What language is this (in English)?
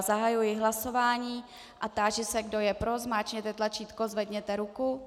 Czech